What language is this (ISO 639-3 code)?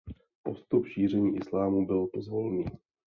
ces